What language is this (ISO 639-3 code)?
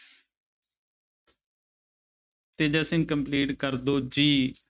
pan